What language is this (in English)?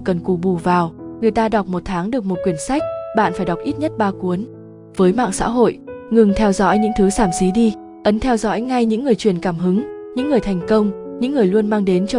Vietnamese